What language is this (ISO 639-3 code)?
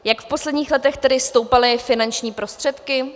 ces